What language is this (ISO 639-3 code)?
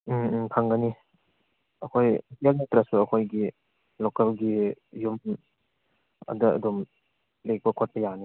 mni